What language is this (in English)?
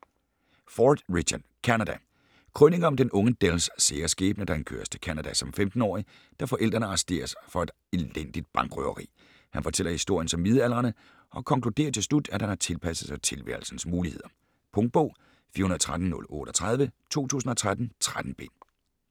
Danish